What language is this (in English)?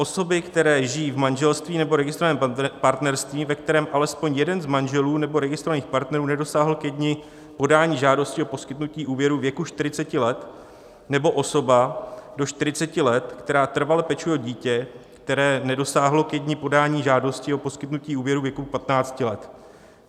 Czech